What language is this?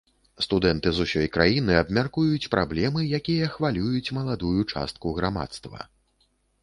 Belarusian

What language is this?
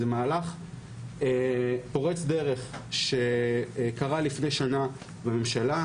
Hebrew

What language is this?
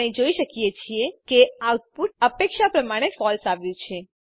Gujarati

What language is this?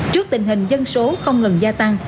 Vietnamese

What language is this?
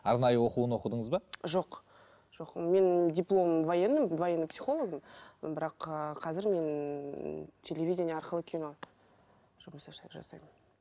Kazakh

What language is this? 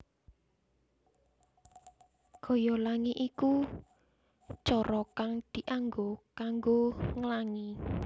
Javanese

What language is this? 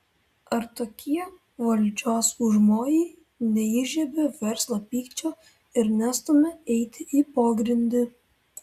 Lithuanian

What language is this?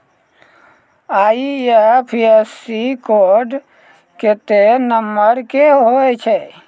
Maithili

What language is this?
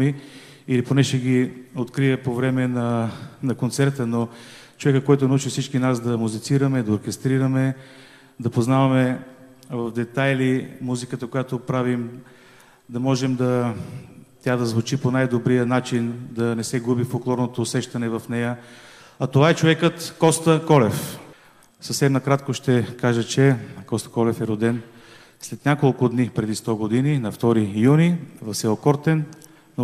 Bulgarian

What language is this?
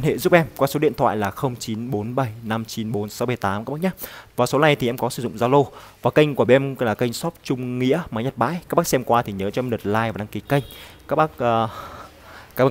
Vietnamese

